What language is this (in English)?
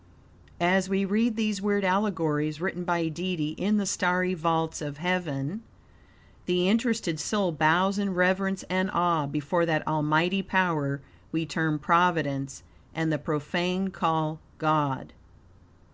English